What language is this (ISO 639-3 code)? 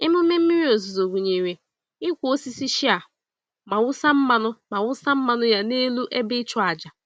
ibo